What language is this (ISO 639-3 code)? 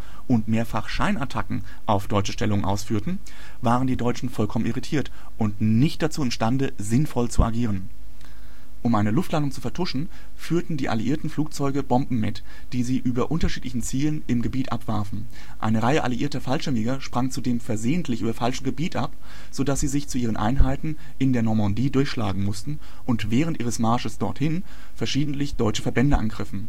deu